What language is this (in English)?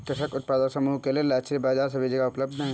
Hindi